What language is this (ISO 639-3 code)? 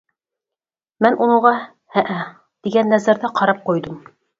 uig